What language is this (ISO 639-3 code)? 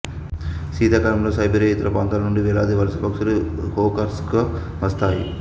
tel